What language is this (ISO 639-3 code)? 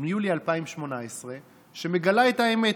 heb